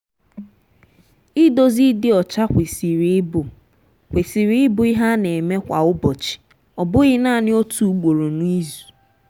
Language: Igbo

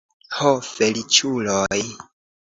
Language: Esperanto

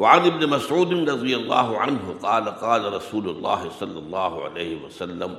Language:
Urdu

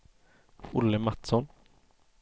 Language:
Swedish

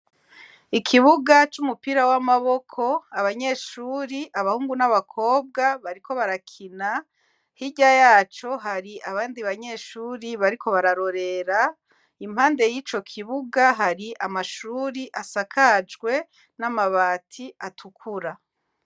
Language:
Rundi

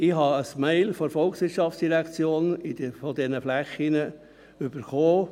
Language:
Swiss German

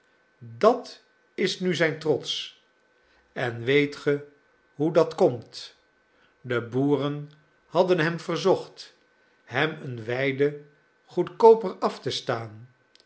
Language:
Dutch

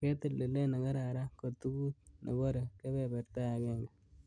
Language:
Kalenjin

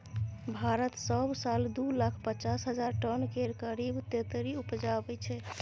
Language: Maithili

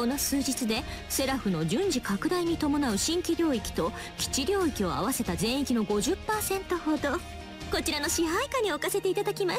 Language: Japanese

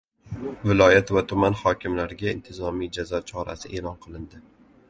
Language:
Uzbek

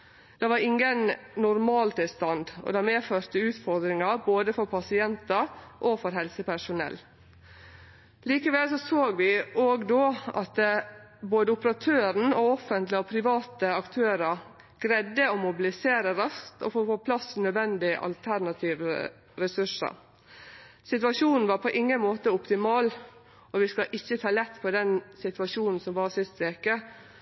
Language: Norwegian Nynorsk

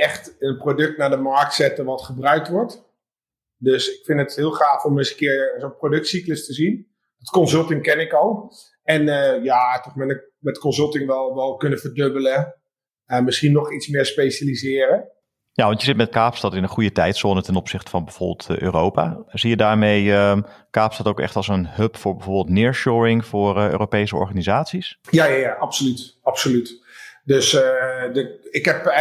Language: Dutch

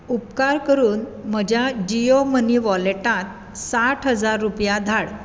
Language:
Konkani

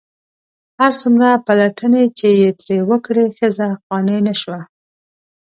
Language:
Pashto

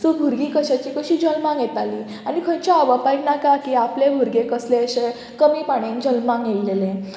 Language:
Konkani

